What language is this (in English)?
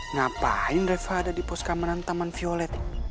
Indonesian